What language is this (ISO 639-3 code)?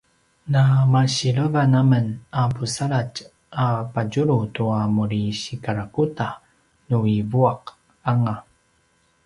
pwn